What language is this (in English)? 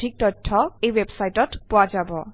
Assamese